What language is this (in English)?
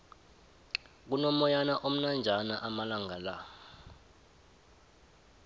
South Ndebele